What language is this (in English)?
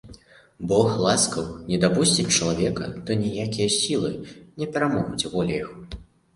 Belarusian